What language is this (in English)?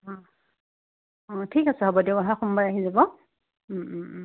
Assamese